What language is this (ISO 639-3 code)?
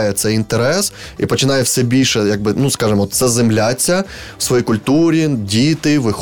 ukr